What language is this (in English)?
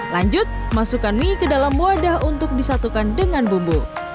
Indonesian